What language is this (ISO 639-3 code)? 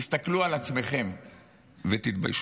heb